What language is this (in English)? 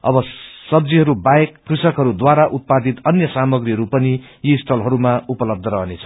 Nepali